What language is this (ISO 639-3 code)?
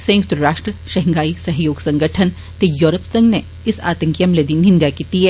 doi